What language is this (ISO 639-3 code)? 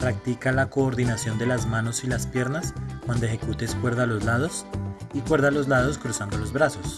spa